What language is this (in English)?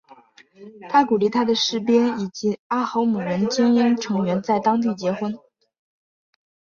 Chinese